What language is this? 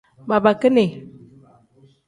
Tem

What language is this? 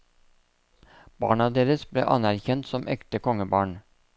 Norwegian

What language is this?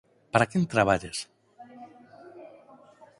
Galician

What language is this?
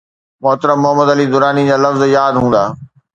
Sindhi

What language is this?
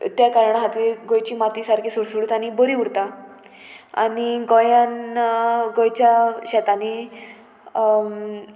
Konkani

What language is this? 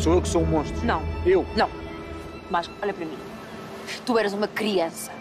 Portuguese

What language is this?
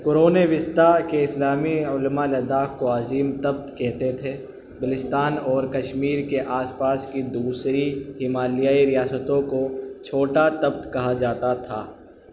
Urdu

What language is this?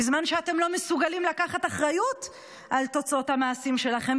Hebrew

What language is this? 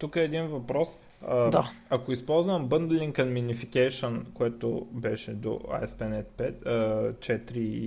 Bulgarian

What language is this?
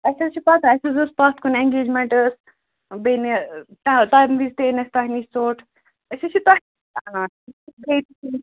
Kashmiri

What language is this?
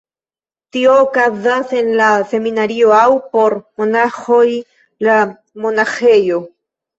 Esperanto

